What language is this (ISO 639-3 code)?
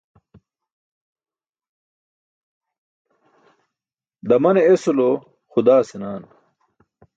bsk